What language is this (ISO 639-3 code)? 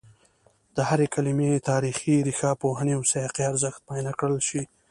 pus